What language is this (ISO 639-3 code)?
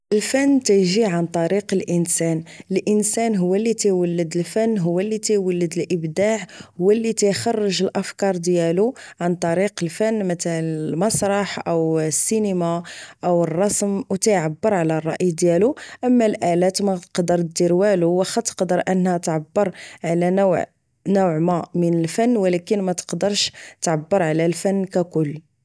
ary